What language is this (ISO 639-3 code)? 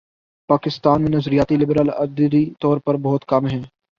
urd